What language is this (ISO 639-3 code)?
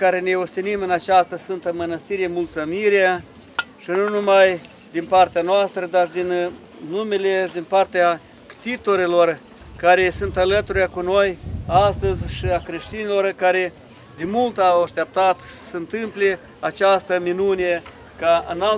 ron